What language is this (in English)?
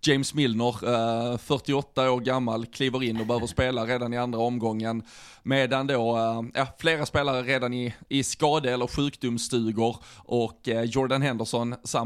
Swedish